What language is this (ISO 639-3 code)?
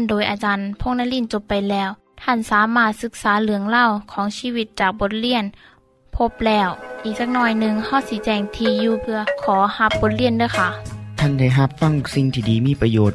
tha